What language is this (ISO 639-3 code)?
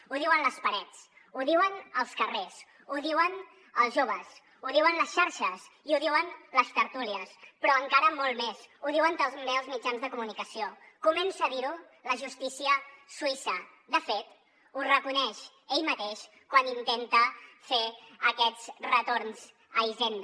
cat